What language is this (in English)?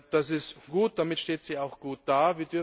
German